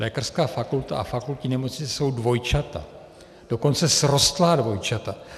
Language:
Czech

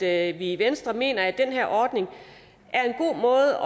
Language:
Danish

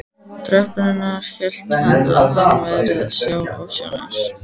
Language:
Icelandic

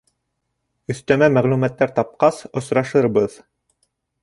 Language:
Bashkir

